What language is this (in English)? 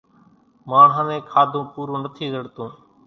Kachi Koli